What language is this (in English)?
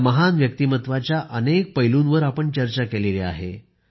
Marathi